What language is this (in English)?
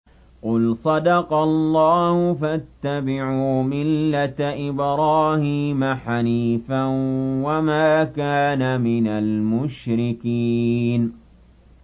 Arabic